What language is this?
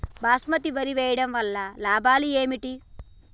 Telugu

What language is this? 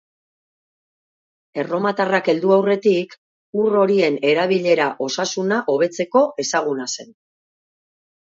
Basque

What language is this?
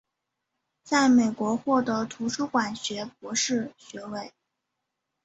Chinese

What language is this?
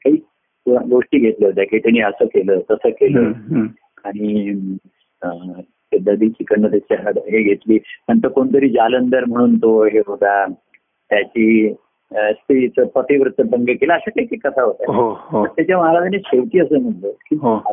Marathi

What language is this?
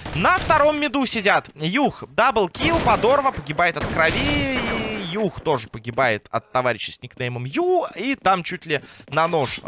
Russian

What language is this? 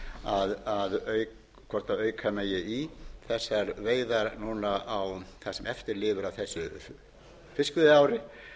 Icelandic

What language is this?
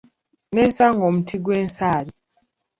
Ganda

